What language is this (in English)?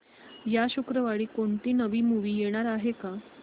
Marathi